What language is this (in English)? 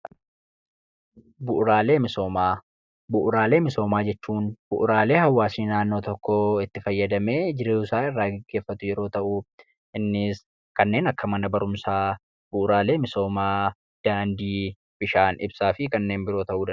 Oromo